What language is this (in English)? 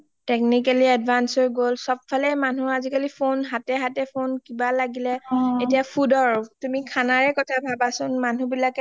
Assamese